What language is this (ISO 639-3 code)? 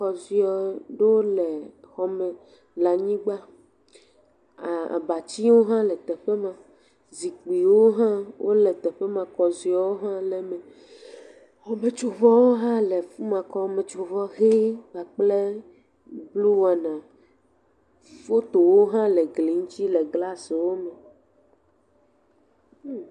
ewe